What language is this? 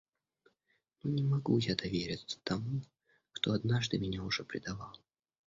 Russian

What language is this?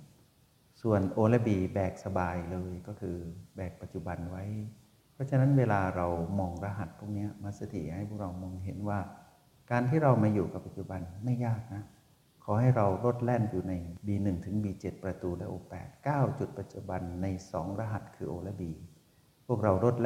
Thai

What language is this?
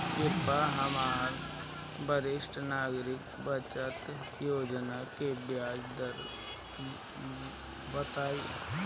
Bhojpuri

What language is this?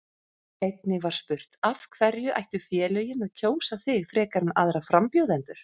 Icelandic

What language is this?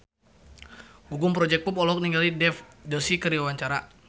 Sundanese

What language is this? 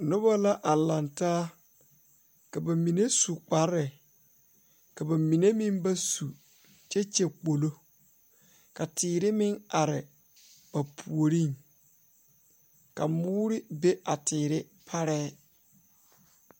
Southern Dagaare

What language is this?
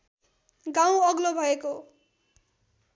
Nepali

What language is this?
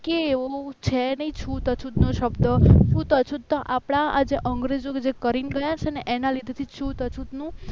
Gujarati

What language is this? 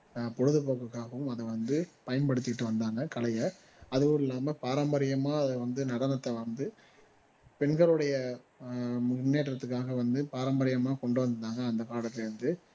Tamil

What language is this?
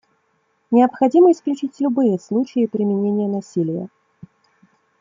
Russian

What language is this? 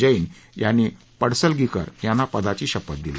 Marathi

